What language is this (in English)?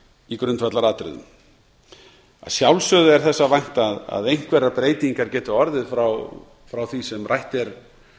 Icelandic